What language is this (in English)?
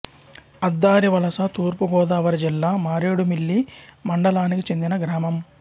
Telugu